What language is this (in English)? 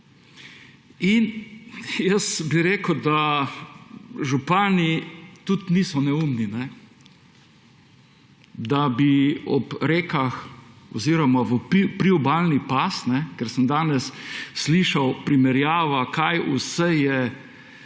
Slovenian